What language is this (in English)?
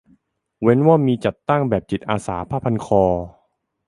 Thai